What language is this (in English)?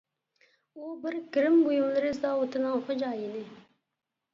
Uyghur